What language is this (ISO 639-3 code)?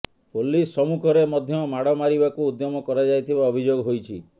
ori